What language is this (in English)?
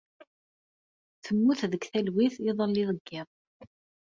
Kabyle